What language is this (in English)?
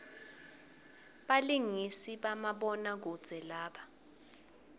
Swati